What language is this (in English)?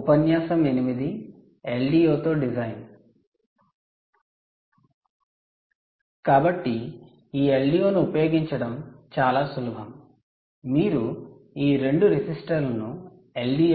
Telugu